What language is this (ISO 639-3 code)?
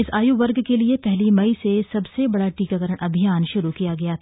hin